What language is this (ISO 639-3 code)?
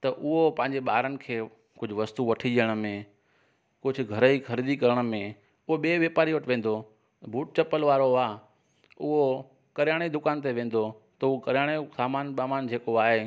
snd